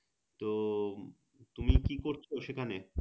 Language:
Bangla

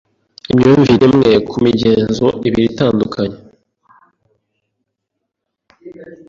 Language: Kinyarwanda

